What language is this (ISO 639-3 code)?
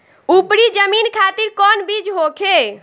bho